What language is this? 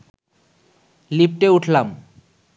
Bangla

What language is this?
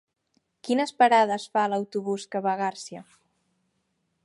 Catalan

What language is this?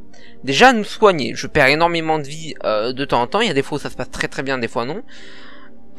French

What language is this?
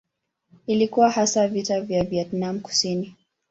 Swahili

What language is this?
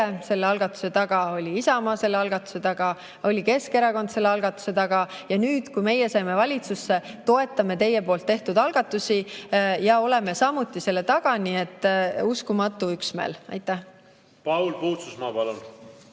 Estonian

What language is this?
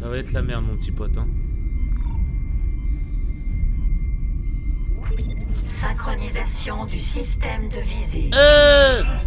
French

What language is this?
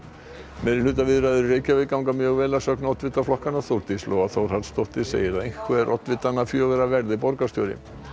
Icelandic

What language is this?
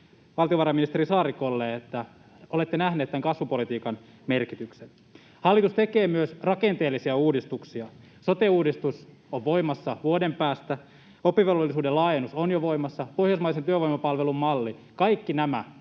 Finnish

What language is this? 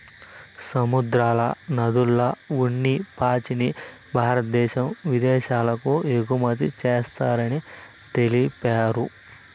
Telugu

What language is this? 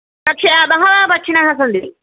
Sanskrit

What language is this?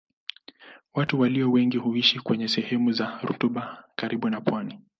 Swahili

